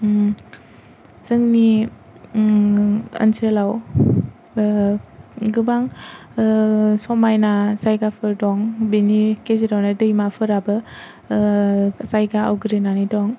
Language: Bodo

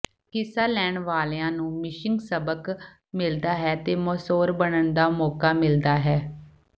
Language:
Punjabi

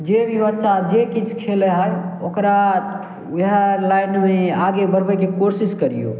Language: Maithili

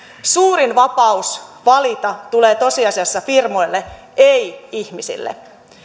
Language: Finnish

